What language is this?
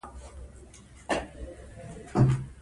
Pashto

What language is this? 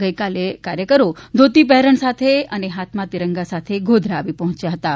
Gujarati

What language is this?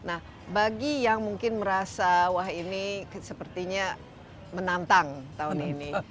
Indonesian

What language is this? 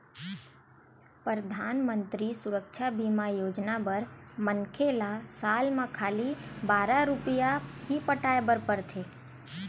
Chhattisgarhi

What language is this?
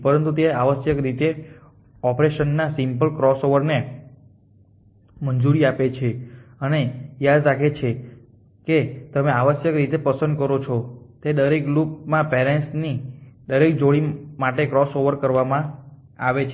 Gujarati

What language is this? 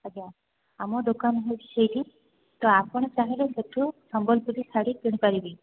Odia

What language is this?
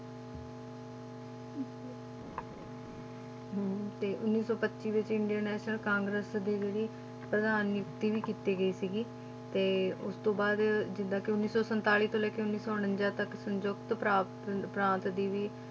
Punjabi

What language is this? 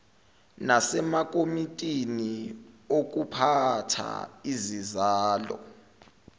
Zulu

